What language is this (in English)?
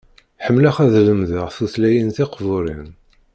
Kabyle